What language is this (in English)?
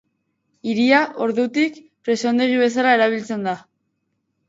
Basque